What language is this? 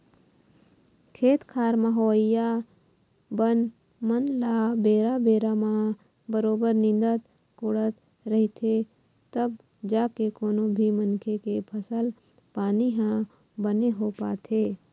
Chhattisgarhi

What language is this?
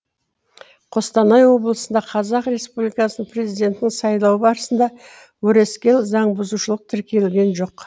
Kazakh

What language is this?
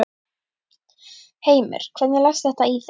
Icelandic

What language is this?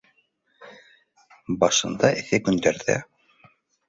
Bashkir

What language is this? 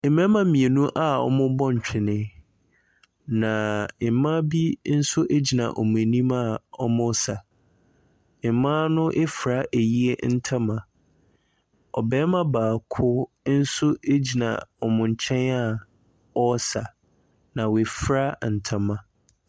Akan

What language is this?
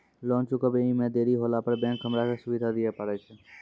Maithili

